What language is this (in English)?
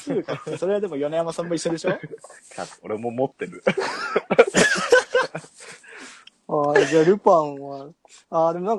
Japanese